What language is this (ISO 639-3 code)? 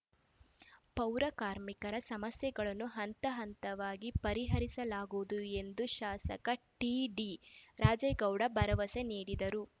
kan